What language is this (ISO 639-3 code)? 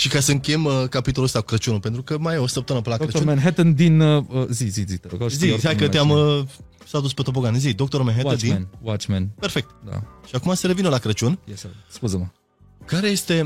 ron